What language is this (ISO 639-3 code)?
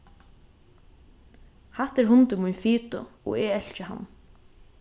fao